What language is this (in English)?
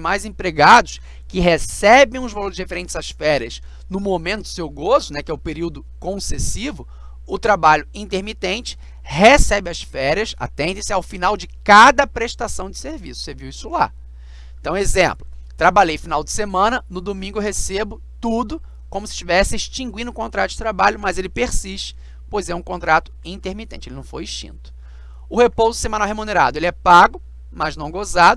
Portuguese